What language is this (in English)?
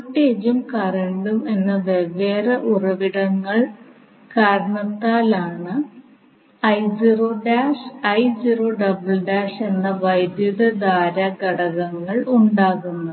Malayalam